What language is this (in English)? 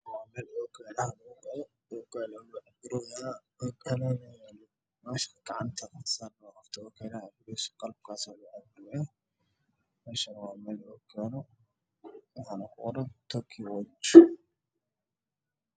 Somali